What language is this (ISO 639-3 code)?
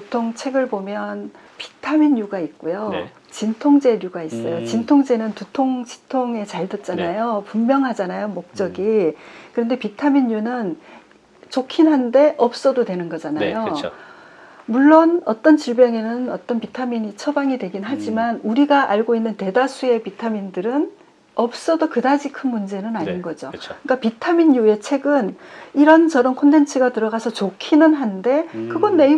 kor